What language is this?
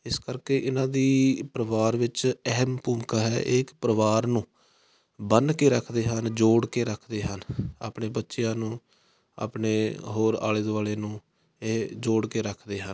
Punjabi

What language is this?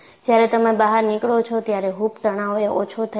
Gujarati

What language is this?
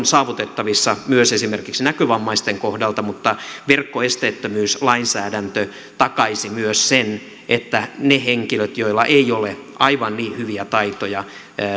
Finnish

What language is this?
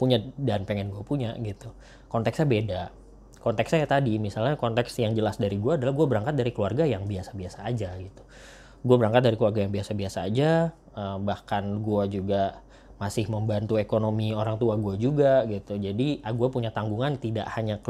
Indonesian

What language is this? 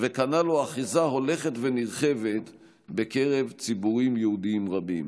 Hebrew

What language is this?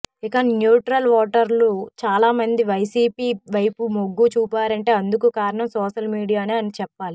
Telugu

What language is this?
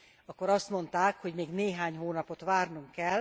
Hungarian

